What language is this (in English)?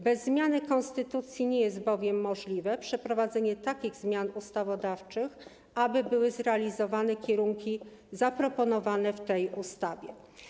Polish